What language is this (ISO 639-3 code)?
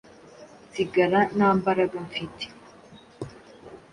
kin